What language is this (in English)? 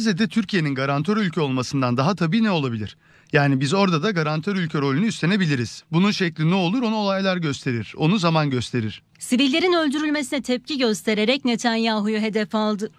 Turkish